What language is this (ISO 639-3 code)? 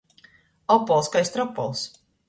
ltg